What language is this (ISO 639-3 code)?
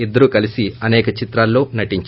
tel